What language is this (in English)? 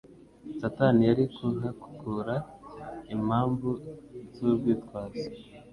Kinyarwanda